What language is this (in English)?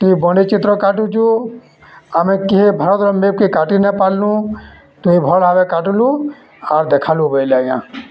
Odia